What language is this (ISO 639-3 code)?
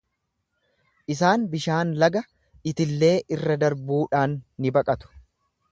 orm